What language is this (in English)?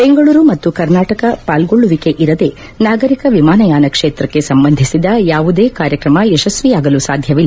Kannada